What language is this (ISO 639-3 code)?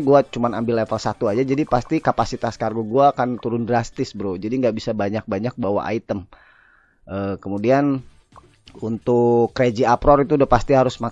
ind